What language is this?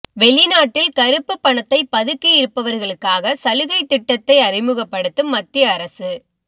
Tamil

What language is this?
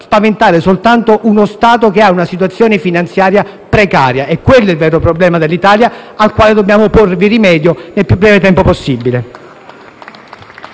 Italian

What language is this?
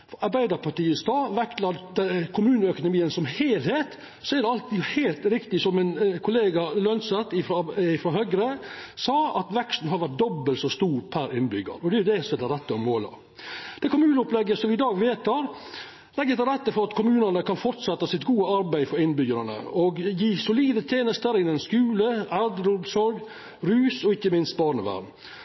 Norwegian Nynorsk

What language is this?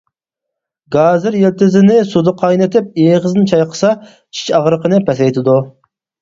Uyghur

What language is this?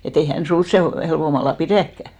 Finnish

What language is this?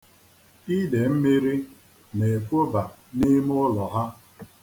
Igbo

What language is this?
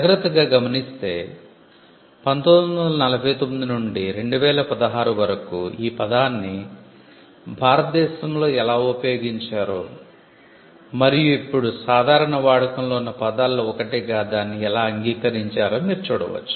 Telugu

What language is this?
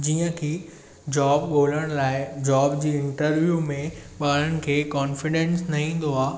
Sindhi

